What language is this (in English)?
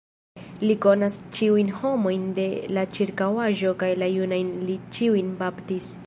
Esperanto